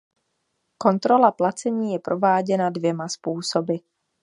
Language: Czech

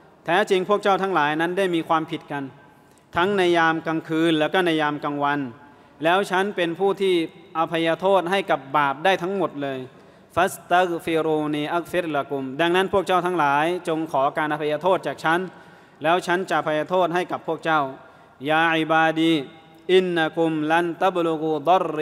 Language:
Thai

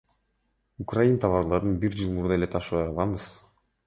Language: Kyrgyz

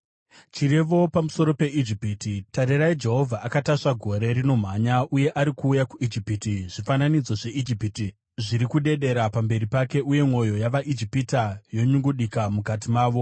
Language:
Shona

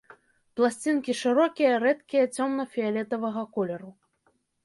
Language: Belarusian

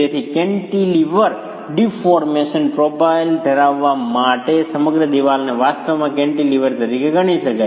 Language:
Gujarati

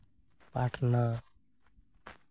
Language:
Santali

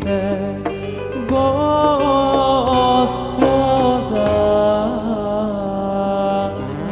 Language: Vietnamese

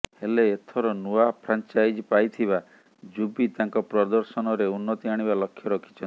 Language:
Odia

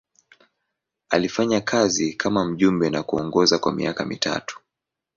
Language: Swahili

